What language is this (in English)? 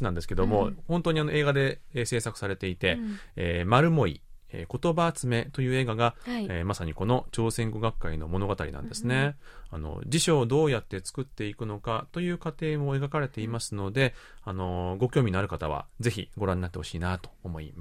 Japanese